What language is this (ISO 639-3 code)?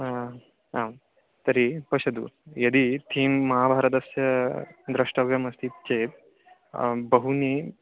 san